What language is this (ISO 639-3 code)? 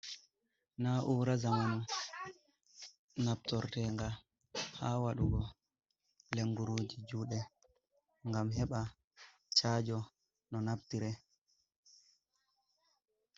ful